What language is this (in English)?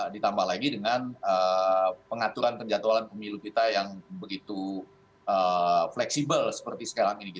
Indonesian